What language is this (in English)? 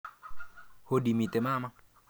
Kalenjin